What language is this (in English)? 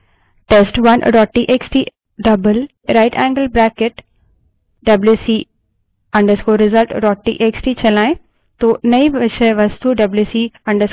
Hindi